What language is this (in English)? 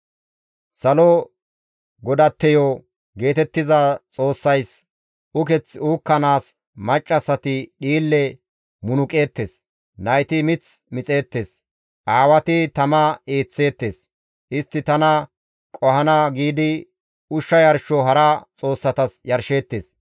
Gamo